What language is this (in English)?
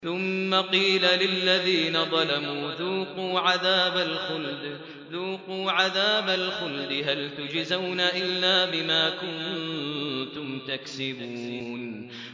Arabic